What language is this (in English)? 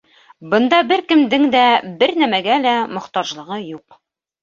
Bashkir